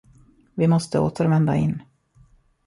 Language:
Swedish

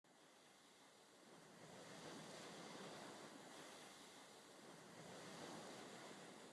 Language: English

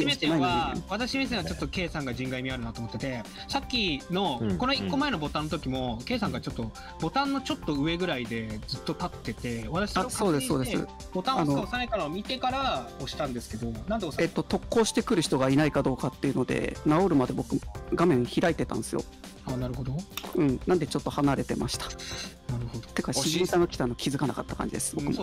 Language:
Japanese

